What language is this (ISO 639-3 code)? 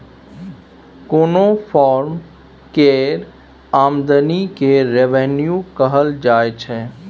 mai